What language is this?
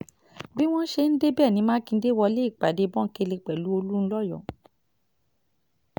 Yoruba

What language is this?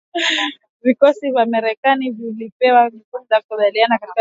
Swahili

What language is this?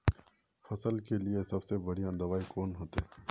Magahi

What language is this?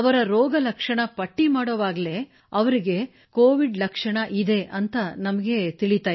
Kannada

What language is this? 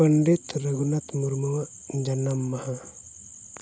Santali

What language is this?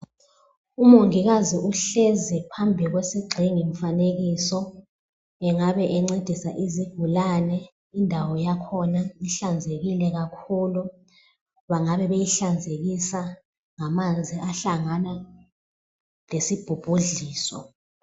North Ndebele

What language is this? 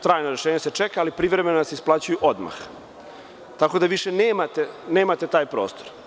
Serbian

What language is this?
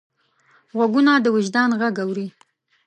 Pashto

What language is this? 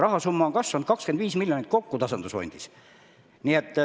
Estonian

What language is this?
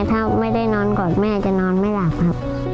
Thai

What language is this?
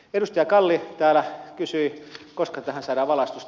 Finnish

